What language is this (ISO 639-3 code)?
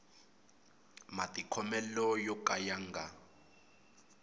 tso